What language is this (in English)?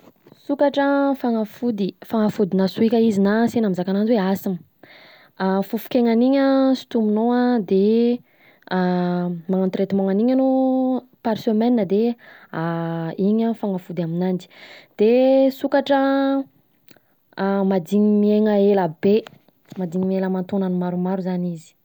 Southern Betsimisaraka Malagasy